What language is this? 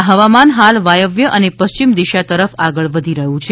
Gujarati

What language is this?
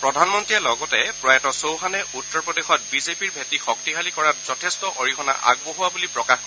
Assamese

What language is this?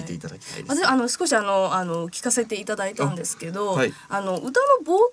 Japanese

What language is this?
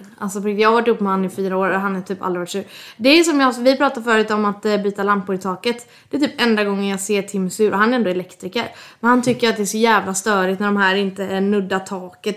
Swedish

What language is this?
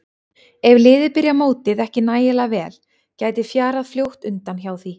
Icelandic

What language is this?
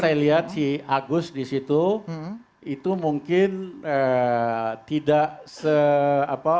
Indonesian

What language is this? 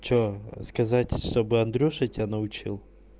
Russian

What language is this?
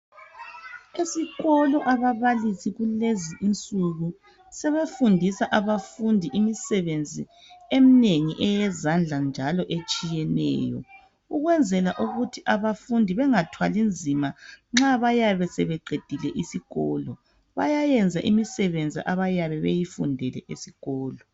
North Ndebele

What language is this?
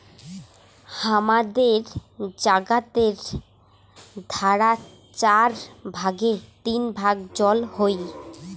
Bangla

